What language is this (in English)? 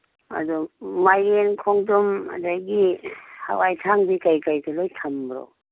Manipuri